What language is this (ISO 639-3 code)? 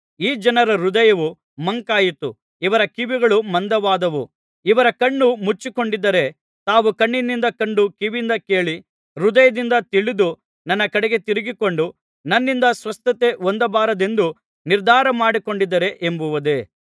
kan